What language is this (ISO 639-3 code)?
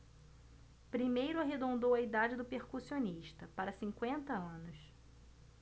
por